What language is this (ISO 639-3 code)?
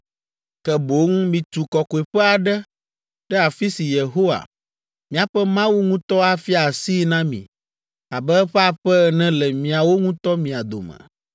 ewe